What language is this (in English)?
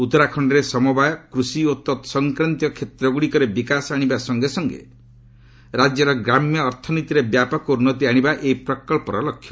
Odia